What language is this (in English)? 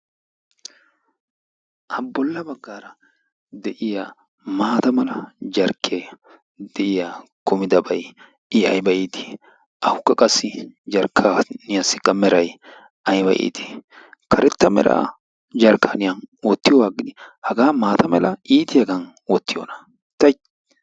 Wolaytta